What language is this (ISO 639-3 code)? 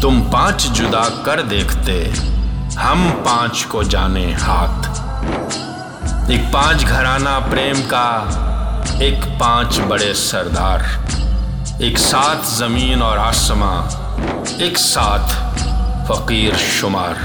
urd